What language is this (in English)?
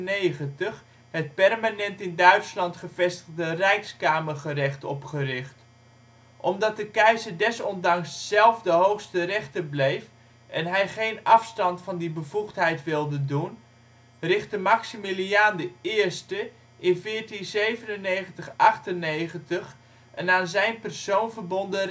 Dutch